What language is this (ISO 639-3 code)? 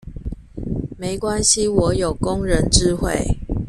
zho